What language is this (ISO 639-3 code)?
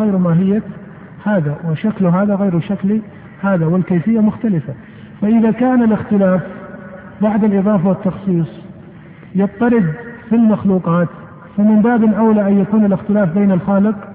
ara